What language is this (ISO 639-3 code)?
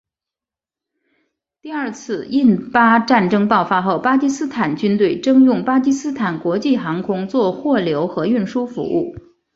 zho